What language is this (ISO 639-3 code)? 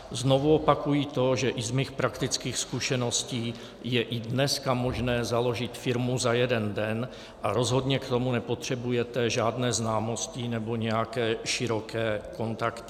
ces